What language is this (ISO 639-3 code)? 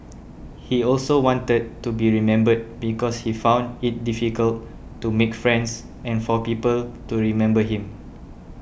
eng